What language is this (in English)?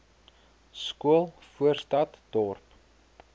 Afrikaans